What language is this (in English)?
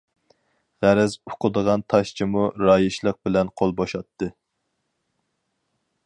Uyghur